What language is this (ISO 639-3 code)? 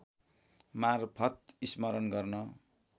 nep